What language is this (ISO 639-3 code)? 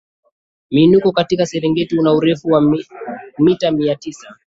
swa